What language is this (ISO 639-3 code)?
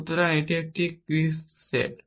ben